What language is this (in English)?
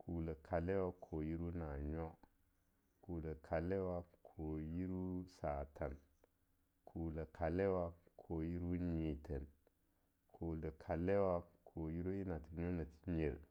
Longuda